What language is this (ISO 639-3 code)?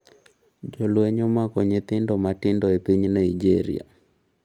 luo